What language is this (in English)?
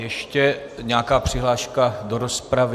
Czech